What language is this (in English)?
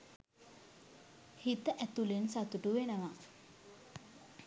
Sinhala